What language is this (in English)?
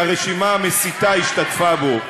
Hebrew